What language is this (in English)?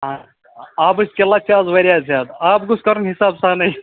Kashmiri